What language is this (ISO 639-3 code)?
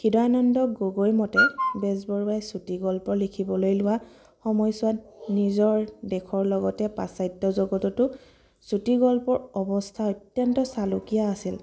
asm